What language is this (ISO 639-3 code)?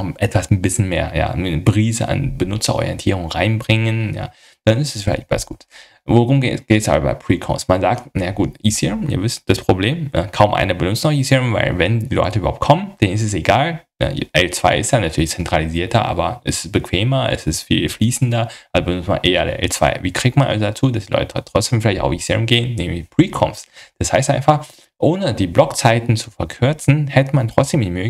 deu